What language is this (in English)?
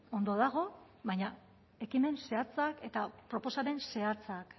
Basque